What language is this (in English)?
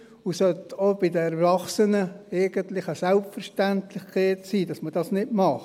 Swiss German